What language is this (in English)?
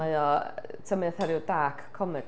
Welsh